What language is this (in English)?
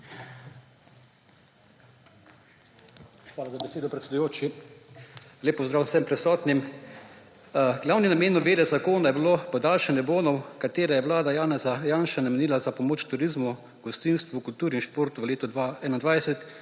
Slovenian